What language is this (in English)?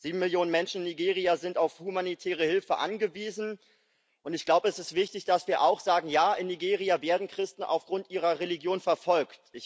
German